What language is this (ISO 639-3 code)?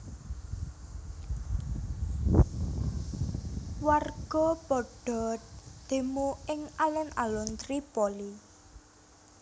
jav